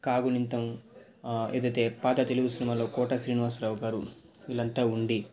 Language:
Telugu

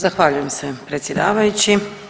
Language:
Croatian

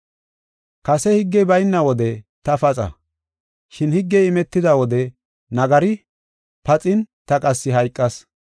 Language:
Gofa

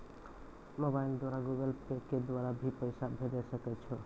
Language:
Maithili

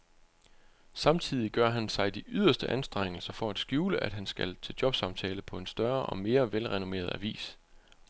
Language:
Danish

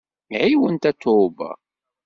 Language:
Kabyle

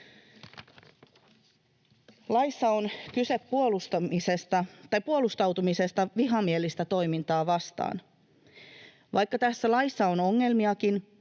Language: Finnish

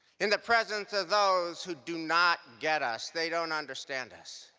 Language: English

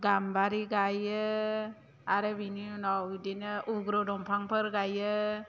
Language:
Bodo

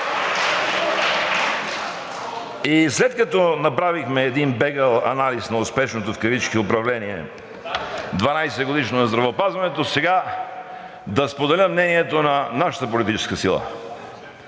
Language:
Bulgarian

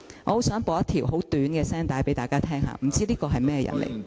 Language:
Cantonese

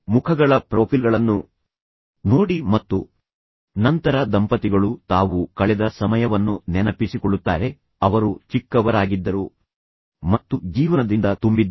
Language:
Kannada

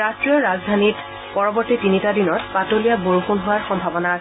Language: Assamese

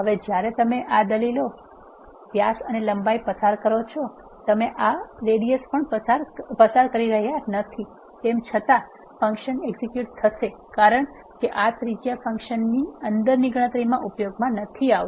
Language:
Gujarati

